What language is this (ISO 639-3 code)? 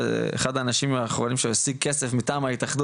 heb